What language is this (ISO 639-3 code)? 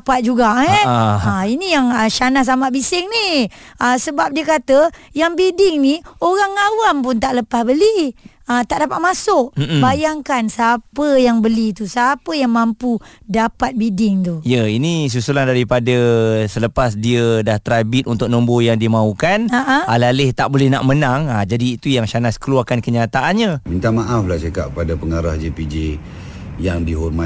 msa